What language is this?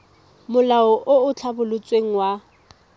Tswana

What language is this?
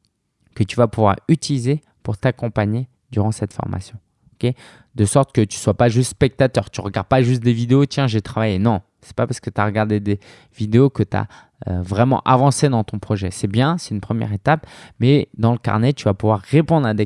French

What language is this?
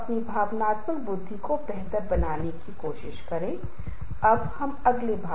Hindi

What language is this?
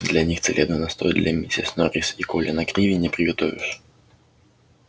Russian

